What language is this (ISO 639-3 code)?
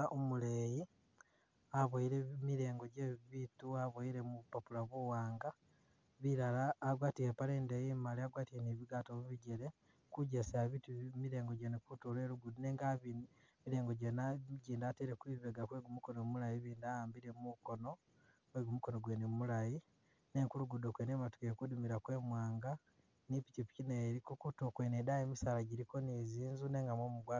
myx